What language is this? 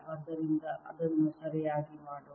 Kannada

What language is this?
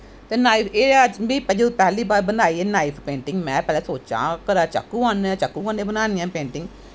Dogri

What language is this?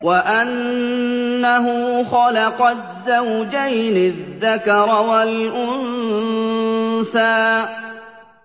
Arabic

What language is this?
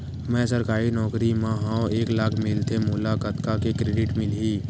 Chhattisgarhi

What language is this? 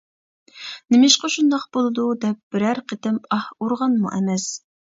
Uyghur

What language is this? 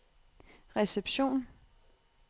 Danish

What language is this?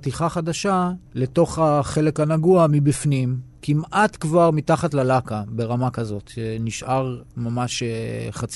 Hebrew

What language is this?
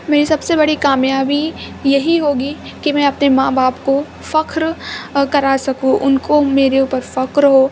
Urdu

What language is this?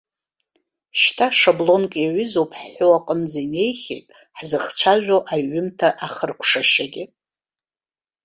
Abkhazian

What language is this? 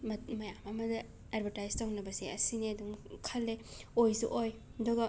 Manipuri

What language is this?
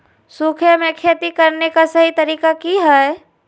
Magahi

